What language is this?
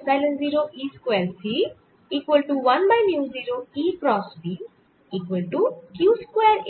Bangla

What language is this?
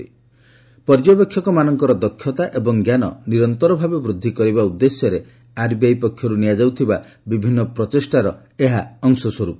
Odia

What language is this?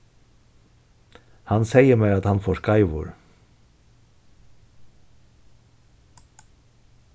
Faroese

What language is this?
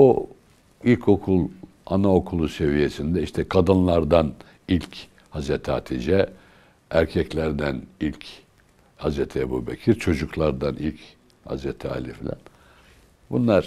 Turkish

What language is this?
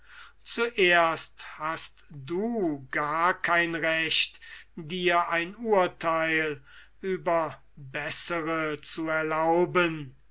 German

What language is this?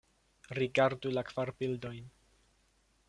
Esperanto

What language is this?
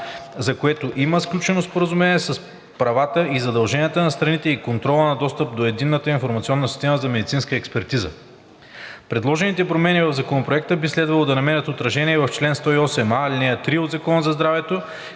Bulgarian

